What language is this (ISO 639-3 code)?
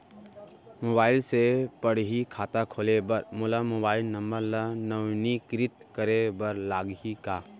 hne